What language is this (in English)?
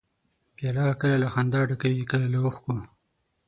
Pashto